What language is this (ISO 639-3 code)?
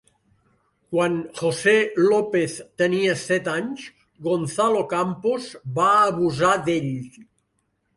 cat